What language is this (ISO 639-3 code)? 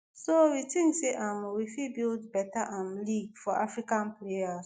pcm